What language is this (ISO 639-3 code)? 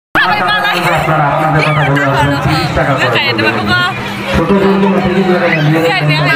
tha